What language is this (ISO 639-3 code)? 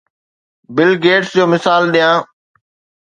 snd